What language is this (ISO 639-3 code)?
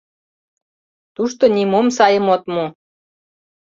chm